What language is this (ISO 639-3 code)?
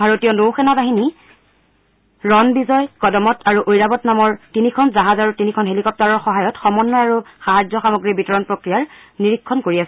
asm